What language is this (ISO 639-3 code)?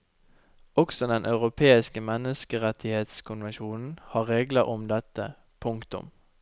nor